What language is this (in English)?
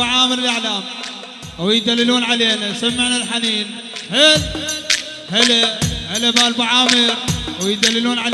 Arabic